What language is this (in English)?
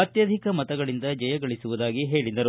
Kannada